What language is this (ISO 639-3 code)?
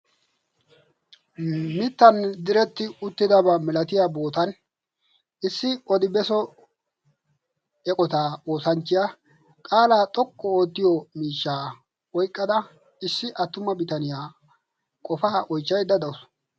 wal